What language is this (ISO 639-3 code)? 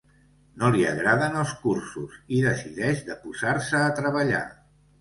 cat